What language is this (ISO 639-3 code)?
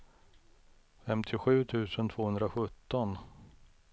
swe